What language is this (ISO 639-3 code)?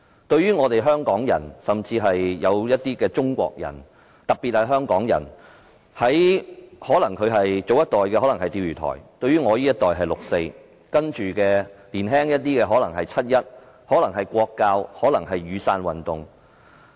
yue